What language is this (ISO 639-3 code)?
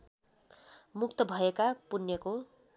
nep